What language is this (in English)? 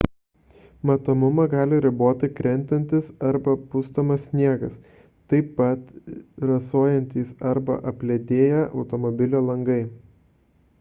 Lithuanian